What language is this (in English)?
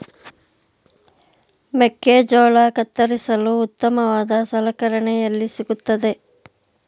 Kannada